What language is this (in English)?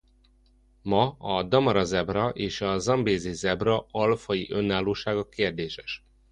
Hungarian